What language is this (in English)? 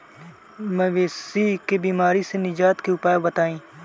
Bhojpuri